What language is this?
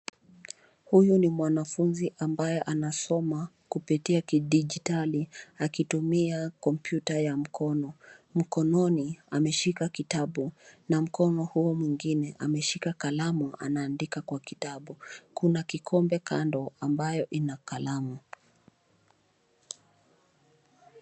Swahili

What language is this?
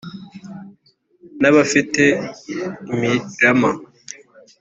Kinyarwanda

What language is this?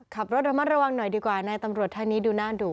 Thai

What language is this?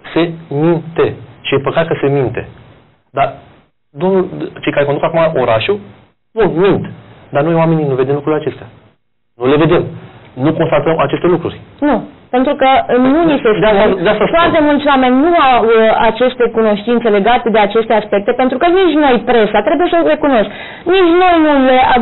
Romanian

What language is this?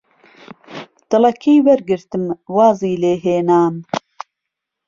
Central Kurdish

